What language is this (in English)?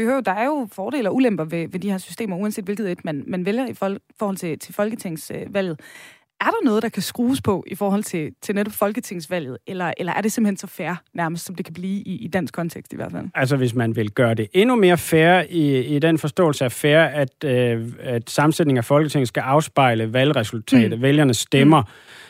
Danish